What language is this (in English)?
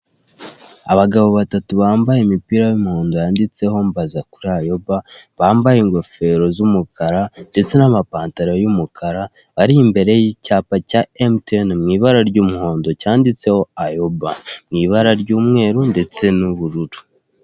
Kinyarwanda